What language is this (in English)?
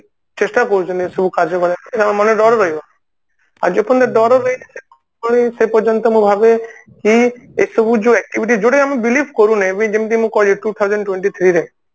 Odia